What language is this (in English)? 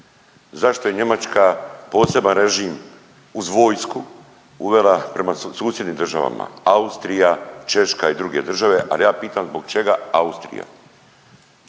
Croatian